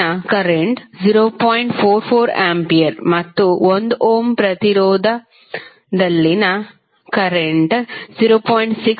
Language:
Kannada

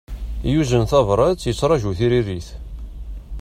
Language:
Kabyle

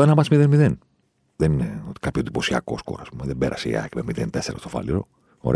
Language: Greek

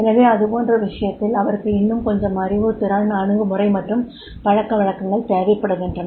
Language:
Tamil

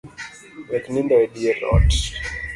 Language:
Luo (Kenya and Tanzania)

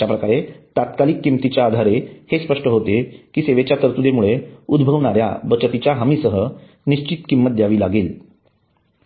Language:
Marathi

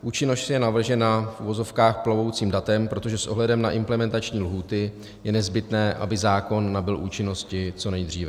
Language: Czech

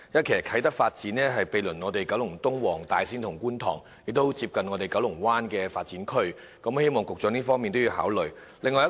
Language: Cantonese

